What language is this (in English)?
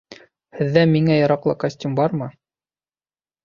Bashkir